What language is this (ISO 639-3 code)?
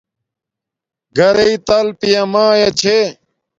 dmk